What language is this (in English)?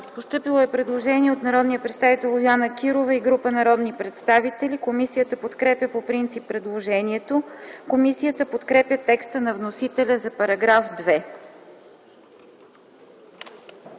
Bulgarian